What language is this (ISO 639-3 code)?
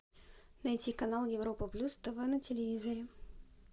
rus